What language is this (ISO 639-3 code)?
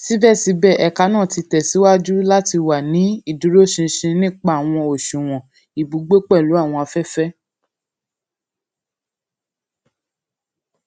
yor